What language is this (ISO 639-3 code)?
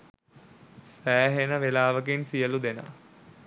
sin